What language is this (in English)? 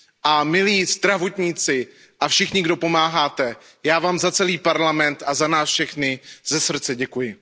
Czech